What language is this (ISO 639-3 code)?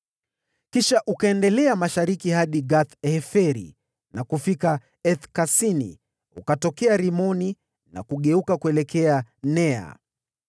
swa